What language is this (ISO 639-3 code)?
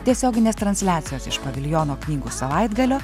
lit